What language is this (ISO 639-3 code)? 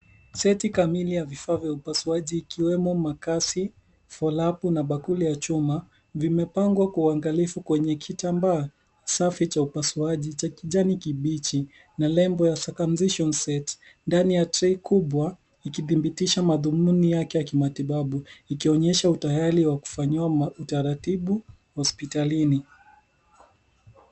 swa